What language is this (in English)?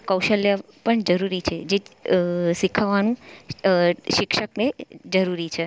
Gujarati